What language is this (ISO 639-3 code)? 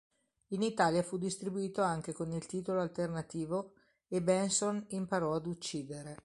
ita